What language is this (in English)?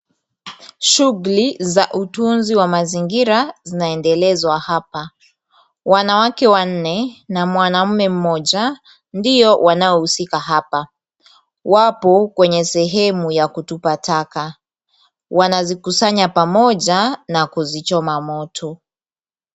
Swahili